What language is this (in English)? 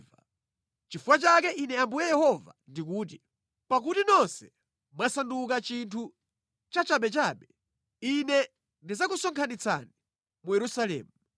Nyanja